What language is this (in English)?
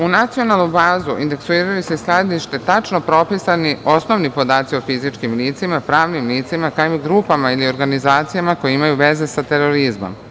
Serbian